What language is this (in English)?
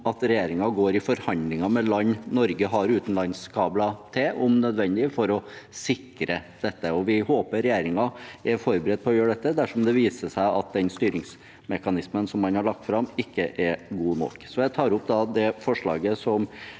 Norwegian